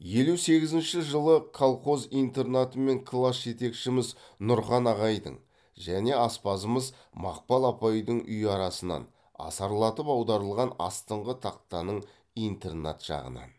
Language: Kazakh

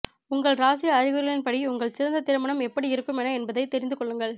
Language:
Tamil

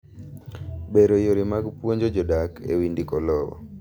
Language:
Luo (Kenya and Tanzania)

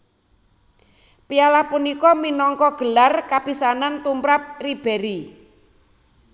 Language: Javanese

